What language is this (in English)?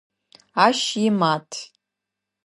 Adyghe